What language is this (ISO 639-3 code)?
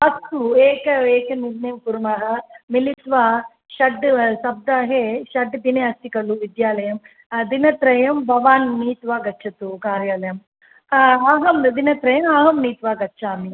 san